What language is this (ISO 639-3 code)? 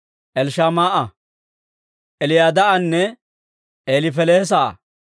dwr